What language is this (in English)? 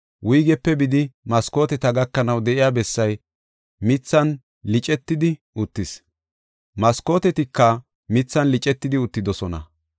Gofa